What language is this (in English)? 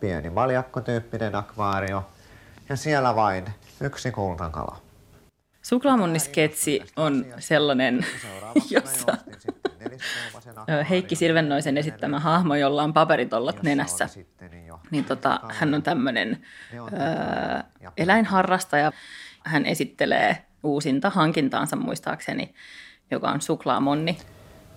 Finnish